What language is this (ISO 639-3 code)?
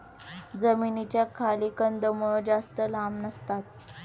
mar